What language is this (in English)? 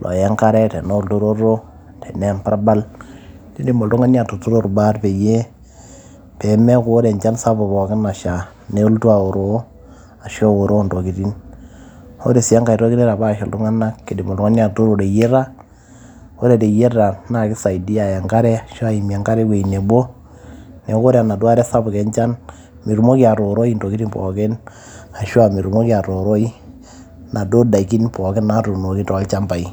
Masai